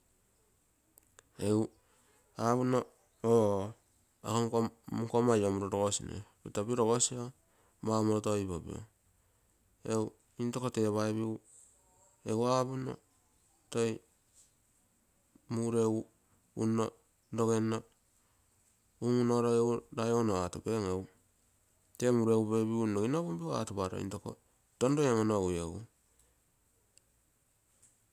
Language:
Terei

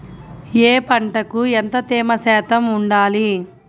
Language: Telugu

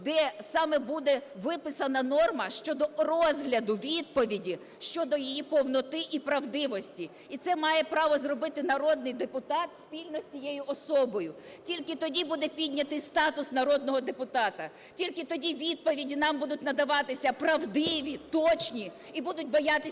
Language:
Ukrainian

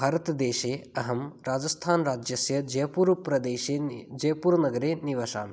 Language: Sanskrit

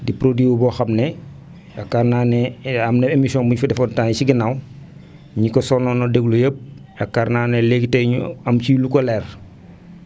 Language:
Wolof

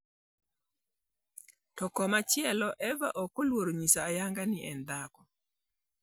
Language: Luo (Kenya and Tanzania)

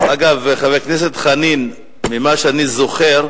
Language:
Hebrew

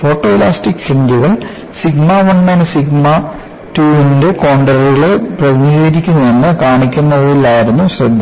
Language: Malayalam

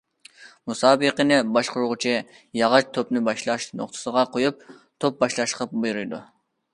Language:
Uyghur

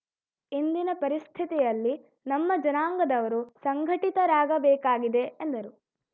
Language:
Kannada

